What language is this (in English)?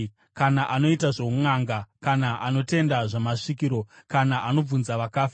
Shona